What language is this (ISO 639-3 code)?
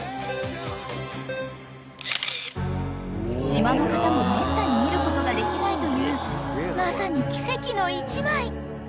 jpn